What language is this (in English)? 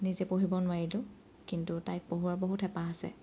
Assamese